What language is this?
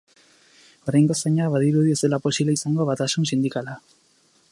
Basque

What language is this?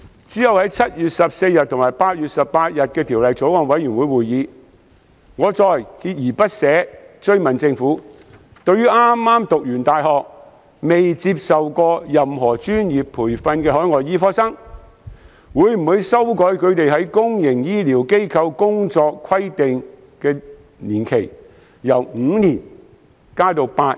Cantonese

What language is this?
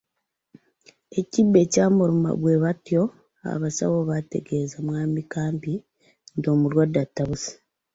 Ganda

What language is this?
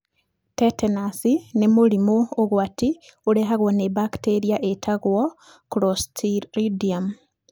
Kikuyu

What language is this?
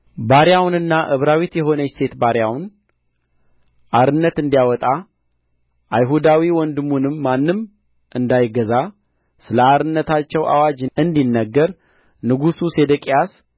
Amharic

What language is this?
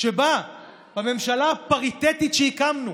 Hebrew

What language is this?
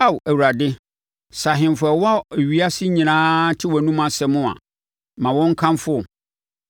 Akan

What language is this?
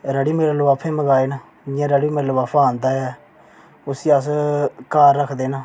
Dogri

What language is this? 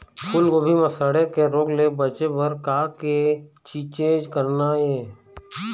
Chhattisgarhi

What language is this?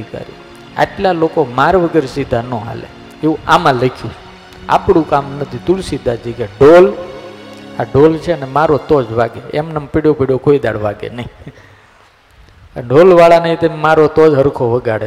Gujarati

